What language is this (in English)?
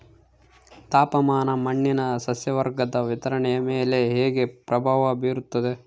Kannada